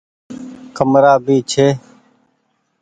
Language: Goaria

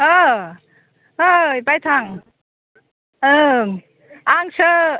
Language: Bodo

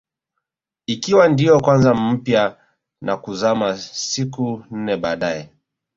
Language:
Swahili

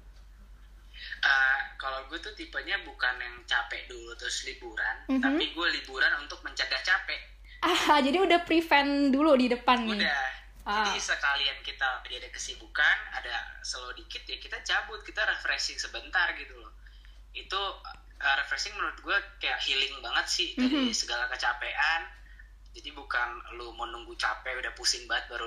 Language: Indonesian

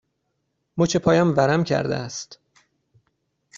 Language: Persian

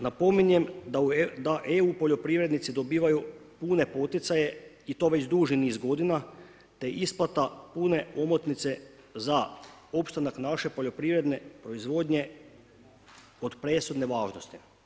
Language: Croatian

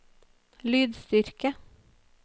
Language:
Norwegian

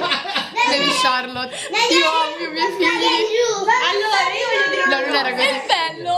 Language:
Italian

